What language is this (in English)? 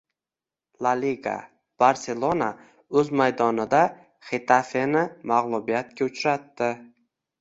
Uzbek